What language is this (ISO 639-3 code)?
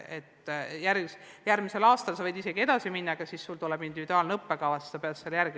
est